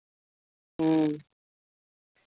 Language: Santali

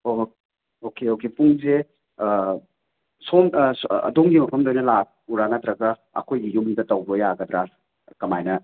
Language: Manipuri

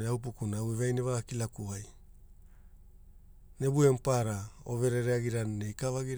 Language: Hula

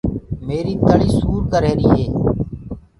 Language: Gurgula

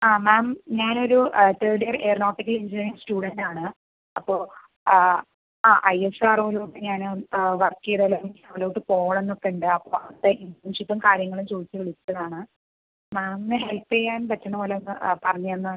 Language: Malayalam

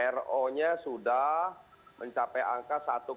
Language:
Indonesian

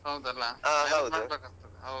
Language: Kannada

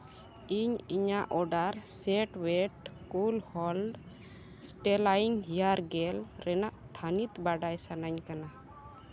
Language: Santali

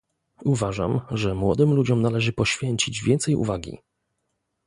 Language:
Polish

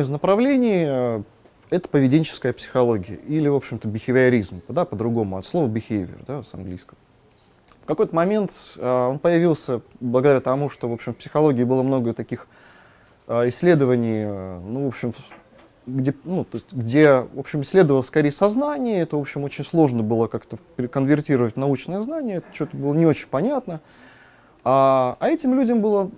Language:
Russian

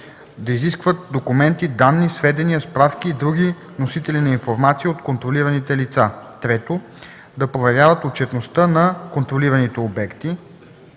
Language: Bulgarian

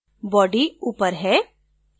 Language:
Hindi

